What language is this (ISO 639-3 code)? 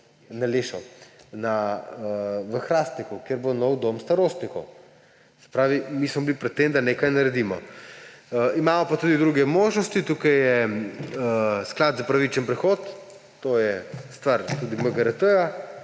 slv